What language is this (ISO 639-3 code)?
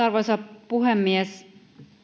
fin